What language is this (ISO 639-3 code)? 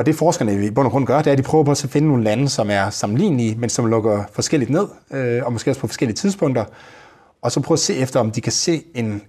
dan